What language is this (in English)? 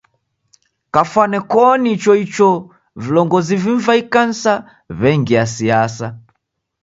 Taita